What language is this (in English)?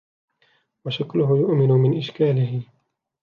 Arabic